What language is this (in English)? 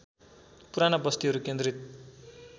Nepali